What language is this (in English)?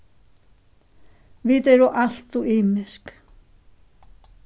Faroese